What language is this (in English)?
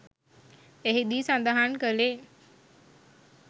Sinhala